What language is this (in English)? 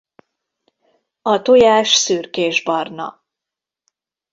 Hungarian